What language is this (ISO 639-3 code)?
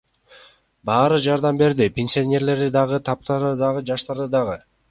kir